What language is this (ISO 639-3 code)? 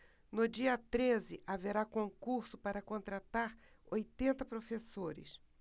por